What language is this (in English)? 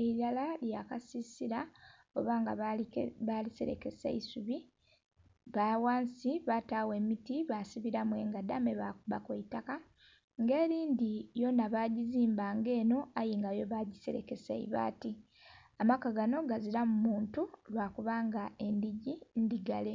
Soga